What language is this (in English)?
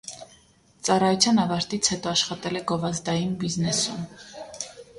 Armenian